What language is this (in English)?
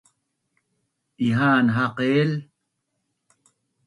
Bunun